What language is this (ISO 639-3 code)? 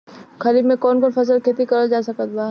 bho